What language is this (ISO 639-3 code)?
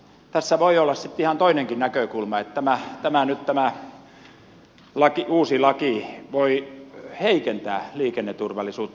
fin